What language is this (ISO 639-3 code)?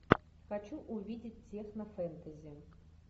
rus